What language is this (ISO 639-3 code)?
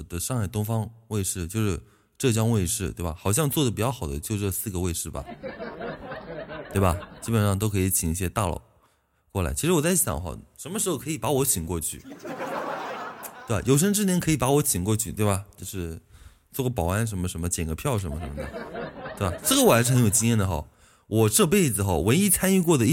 zho